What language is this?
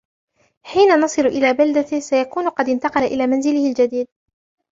Arabic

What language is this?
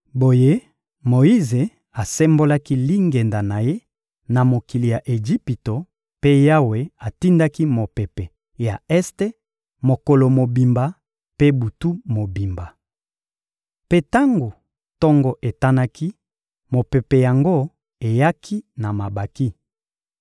Lingala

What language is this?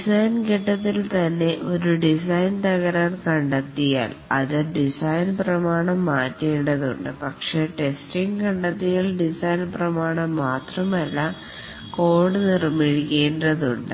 Malayalam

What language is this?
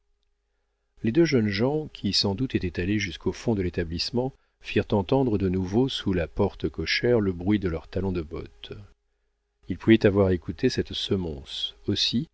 French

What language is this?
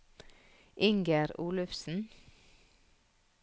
Norwegian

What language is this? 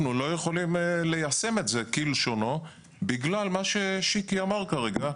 Hebrew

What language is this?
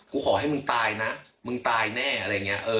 Thai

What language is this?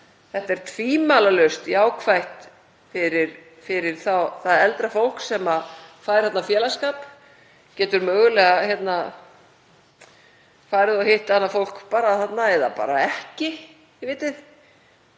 Icelandic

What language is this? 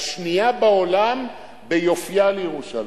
Hebrew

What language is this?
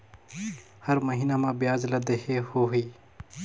Chhattisgarhi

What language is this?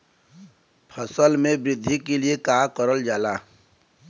Bhojpuri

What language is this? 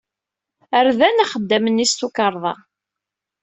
Kabyle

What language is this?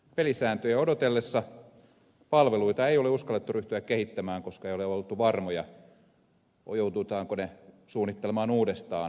Finnish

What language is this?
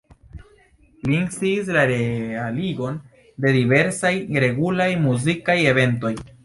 Esperanto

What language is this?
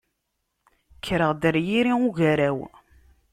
Kabyle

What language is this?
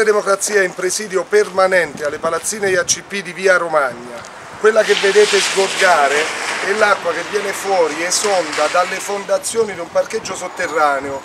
Italian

